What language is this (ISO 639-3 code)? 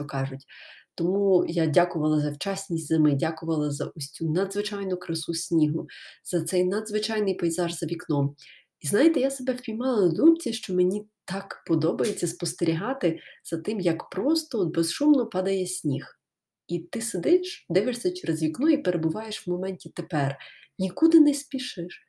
ukr